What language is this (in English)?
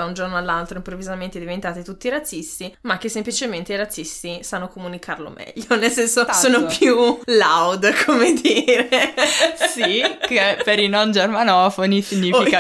Italian